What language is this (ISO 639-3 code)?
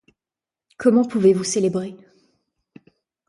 fra